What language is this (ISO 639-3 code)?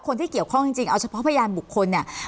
tha